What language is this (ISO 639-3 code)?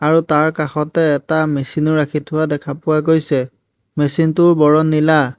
asm